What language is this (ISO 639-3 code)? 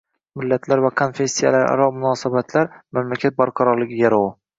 uzb